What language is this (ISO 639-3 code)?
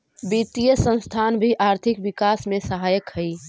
mag